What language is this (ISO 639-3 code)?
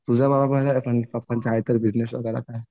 mar